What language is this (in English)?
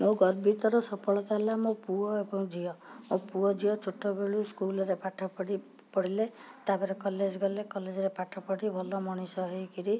Odia